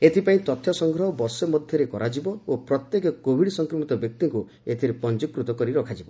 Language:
Odia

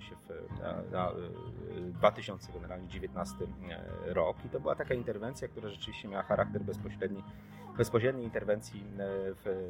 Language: Polish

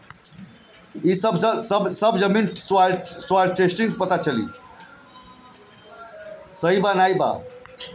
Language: Bhojpuri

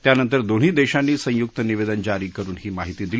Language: Marathi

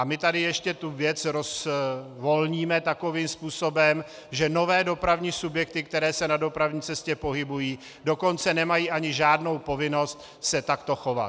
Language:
Czech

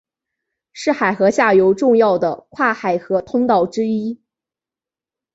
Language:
Chinese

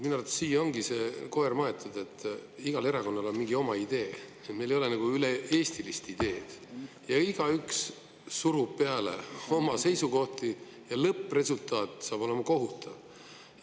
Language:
Estonian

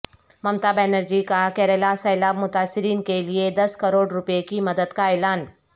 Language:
Urdu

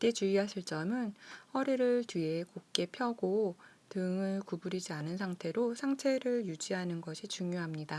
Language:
Korean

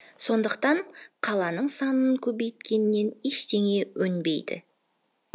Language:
Kazakh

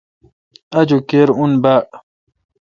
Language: Kalkoti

